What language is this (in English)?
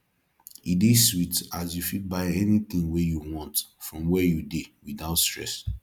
Nigerian Pidgin